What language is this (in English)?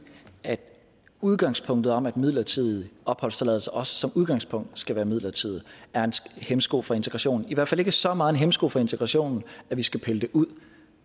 Danish